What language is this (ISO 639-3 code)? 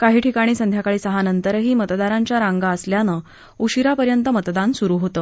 mar